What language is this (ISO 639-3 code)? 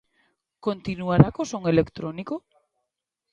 glg